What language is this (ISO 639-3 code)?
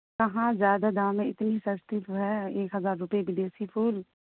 urd